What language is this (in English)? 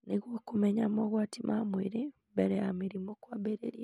Kikuyu